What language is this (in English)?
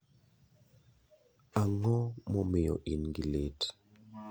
Luo (Kenya and Tanzania)